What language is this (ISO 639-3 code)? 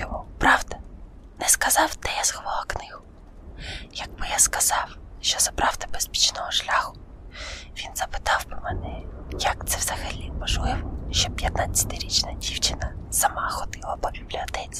ukr